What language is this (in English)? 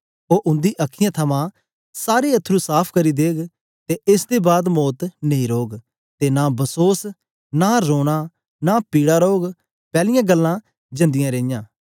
Dogri